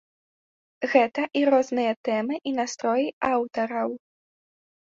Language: Belarusian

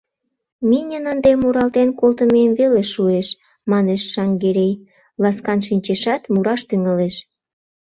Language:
Mari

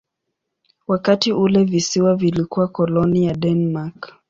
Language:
Swahili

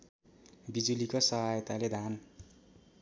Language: Nepali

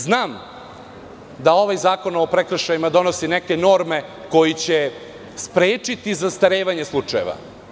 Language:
Serbian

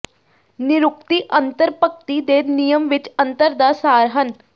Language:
Punjabi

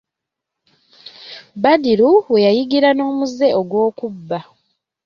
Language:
Ganda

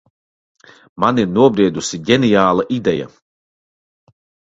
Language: Latvian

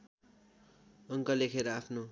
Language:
Nepali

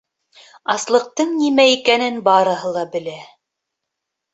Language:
Bashkir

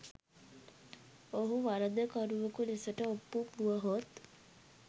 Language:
Sinhala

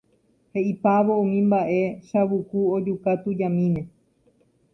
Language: Guarani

